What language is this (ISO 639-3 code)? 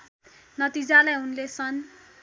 nep